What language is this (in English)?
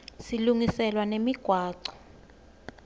Swati